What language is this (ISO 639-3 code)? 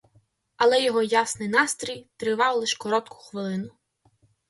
ukr